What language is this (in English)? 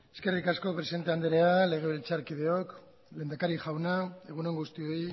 Basque